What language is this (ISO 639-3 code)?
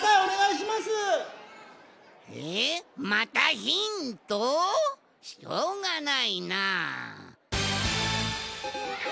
jpn